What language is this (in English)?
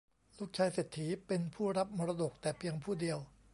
Thai